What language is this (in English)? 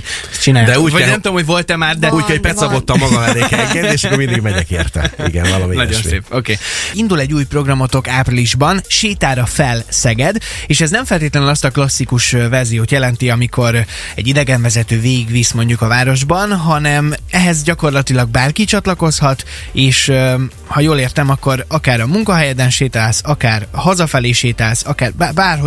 Hungarian